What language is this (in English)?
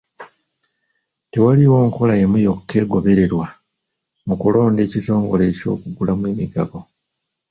Ganda